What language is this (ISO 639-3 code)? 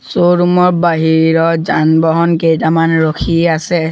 asm